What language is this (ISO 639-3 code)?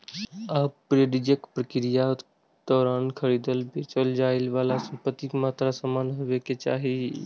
mai